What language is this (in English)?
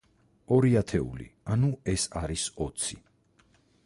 Georgian